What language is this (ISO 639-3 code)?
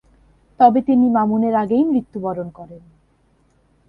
ben